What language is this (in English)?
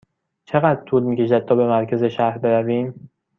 Persian